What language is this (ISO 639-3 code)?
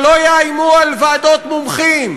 heb